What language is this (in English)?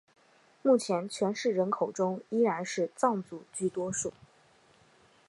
Chinese